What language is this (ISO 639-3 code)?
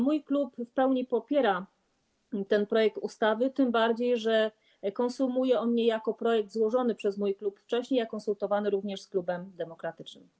pol